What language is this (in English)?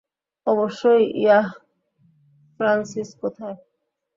Bangla